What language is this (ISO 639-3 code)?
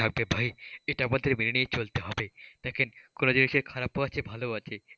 ben